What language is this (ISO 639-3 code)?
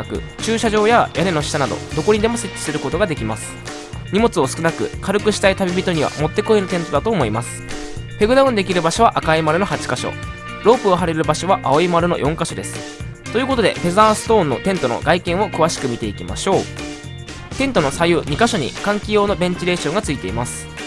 jpn